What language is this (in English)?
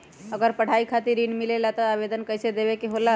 Magahi